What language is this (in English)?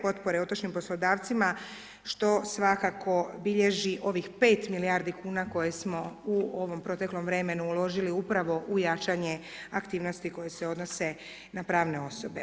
Croatian